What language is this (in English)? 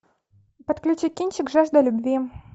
Russian